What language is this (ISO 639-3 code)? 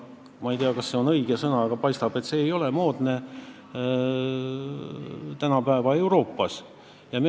est